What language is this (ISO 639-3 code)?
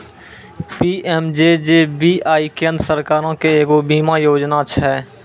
mai